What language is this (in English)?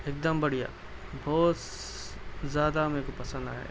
Urdu